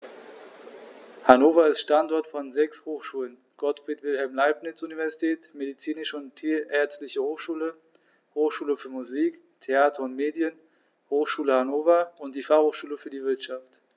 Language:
German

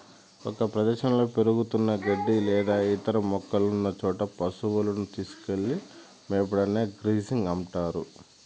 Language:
Telugu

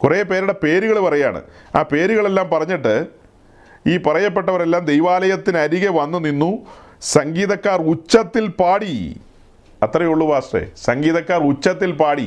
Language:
Malayalam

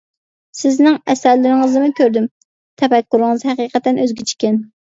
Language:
Uyghur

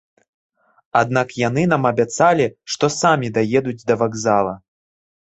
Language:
Belarusian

